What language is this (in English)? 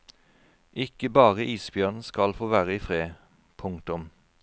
Norwegian